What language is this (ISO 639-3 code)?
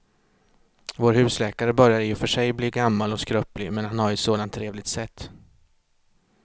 swe